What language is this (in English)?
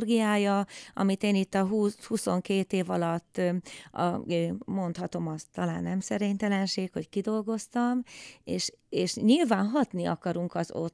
Hungarian